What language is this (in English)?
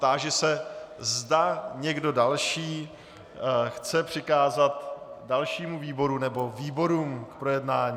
Czech